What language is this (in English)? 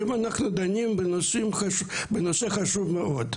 Hebrew